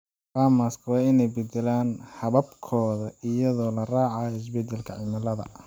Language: Somali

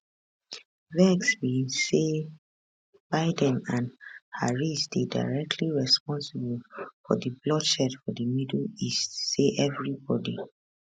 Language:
Nigerian Pidgin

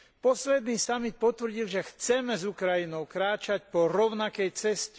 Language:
Slovak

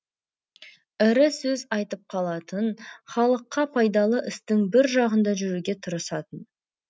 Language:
Kazakh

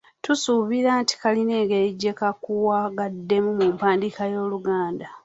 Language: Ganda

